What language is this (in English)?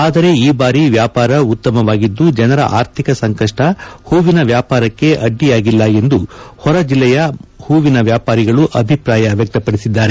Kannada